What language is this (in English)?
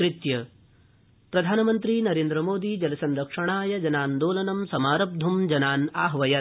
Sanskrit